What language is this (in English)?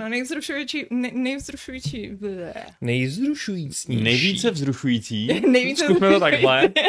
Czech